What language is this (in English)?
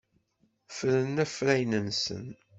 Kabyle